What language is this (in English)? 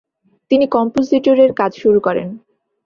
Bangla